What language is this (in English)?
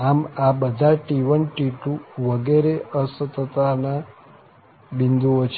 Gujarati